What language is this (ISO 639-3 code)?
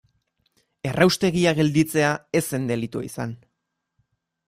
eus